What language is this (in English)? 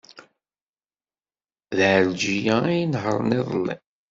Kabyle